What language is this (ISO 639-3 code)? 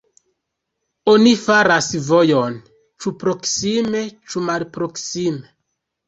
epo